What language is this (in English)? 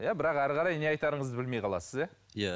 Kazakh